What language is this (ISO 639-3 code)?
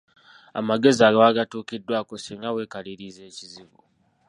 lug